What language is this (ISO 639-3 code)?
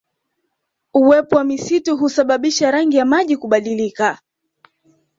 swa